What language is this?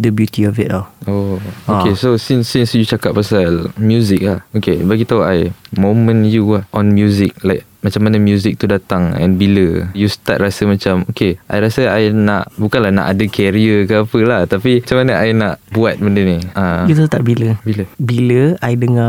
Malay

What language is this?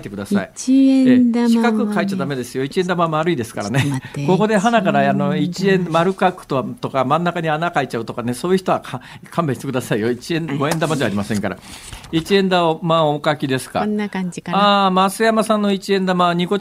Japanese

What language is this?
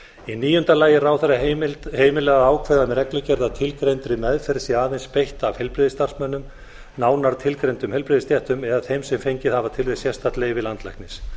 Icelandic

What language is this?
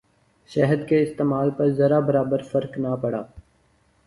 Urdu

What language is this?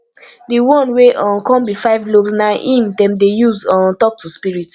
Nigerian Pidgin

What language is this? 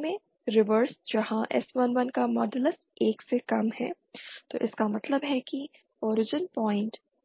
Hindi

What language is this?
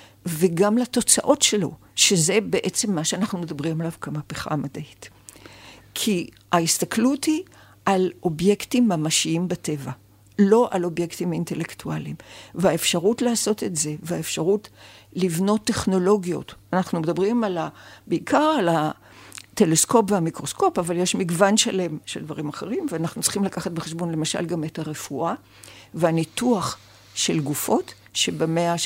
Hebrew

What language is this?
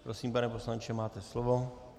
Czech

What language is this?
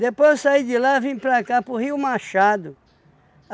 Portuguese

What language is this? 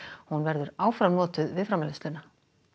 Icelandic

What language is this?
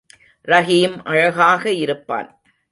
Tamil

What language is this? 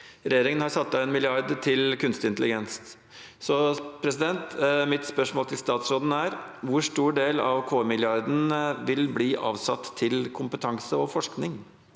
Norwegian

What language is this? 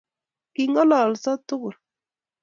Kalenjin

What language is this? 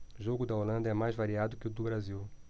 Portuguese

